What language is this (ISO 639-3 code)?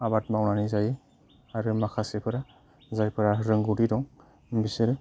brx